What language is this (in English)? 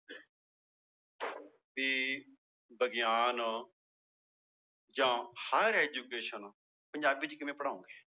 Punjabi